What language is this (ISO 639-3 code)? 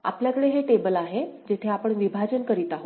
mar